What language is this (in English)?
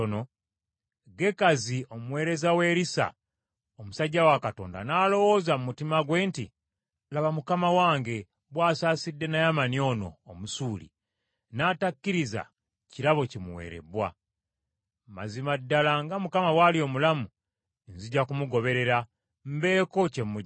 Ganda